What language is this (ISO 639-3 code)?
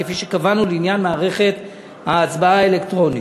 heb